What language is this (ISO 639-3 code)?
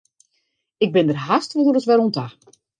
fry